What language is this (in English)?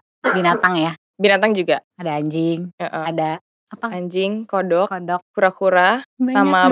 Indonesian